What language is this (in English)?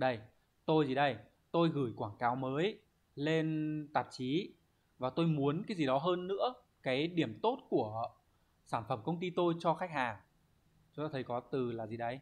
Vietnamese